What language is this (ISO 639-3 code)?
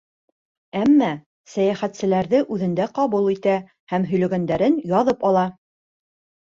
bak